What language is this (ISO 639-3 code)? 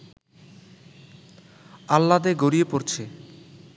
ben